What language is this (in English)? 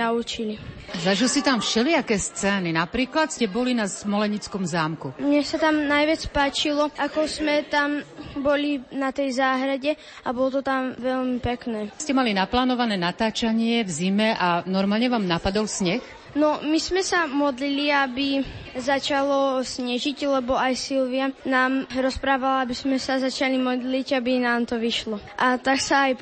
Slovak